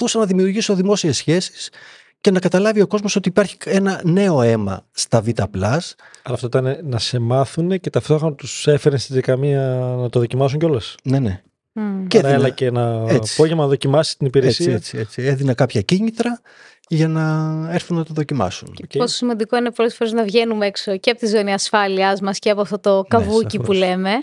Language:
Greek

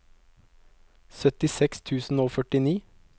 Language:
Norwegian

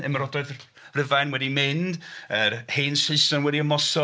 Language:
Welsh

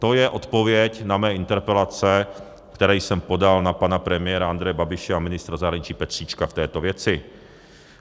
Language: Czech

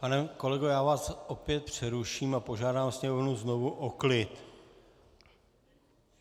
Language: Czech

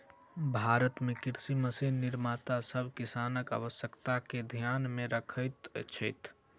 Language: Maithili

